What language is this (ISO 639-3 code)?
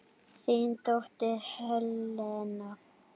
isl